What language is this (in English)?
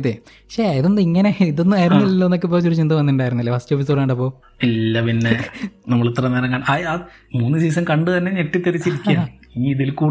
Malayalam